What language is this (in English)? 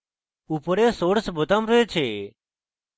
Bangla